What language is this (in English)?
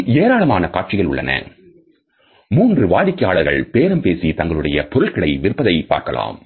Tamil